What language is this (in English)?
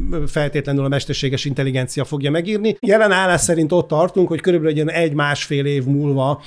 Hungarian